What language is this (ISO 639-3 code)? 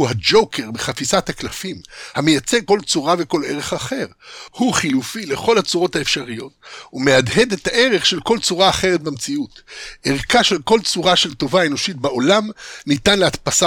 heb